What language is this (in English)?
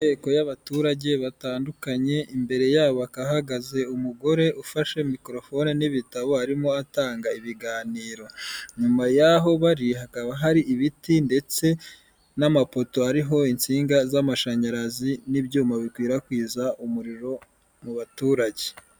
Kinyarwanda